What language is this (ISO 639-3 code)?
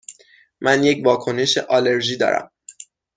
fas